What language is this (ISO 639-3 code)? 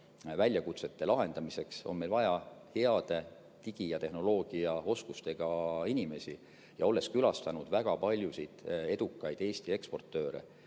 est